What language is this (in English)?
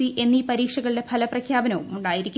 Malayalam